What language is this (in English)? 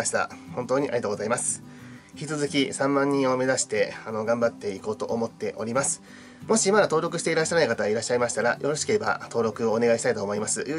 Japanese